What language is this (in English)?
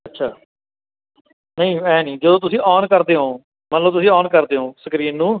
Punjabi